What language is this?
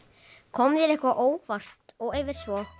Icelandic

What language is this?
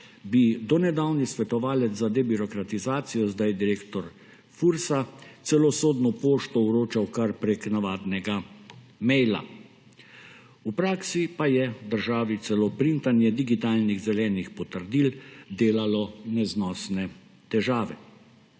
Slovenian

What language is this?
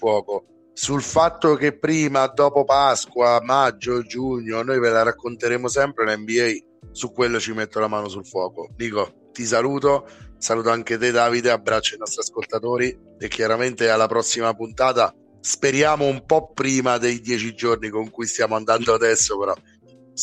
Italian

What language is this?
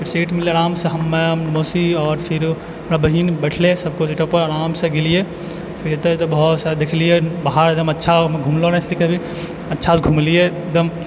Maithili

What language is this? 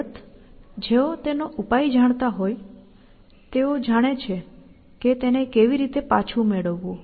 Gujarati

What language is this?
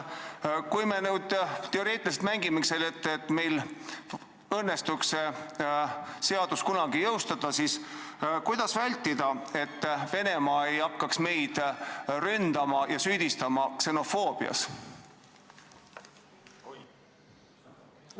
Estonian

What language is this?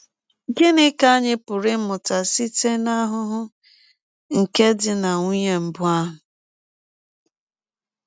Igbo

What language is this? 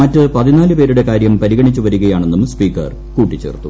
Malayalam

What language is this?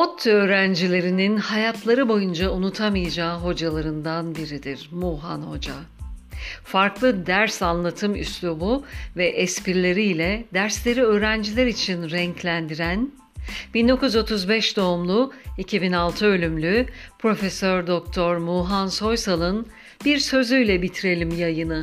Turkish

